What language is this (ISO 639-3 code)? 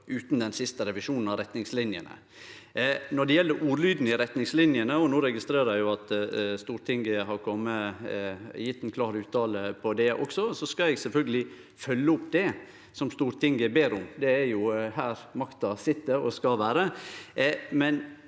nor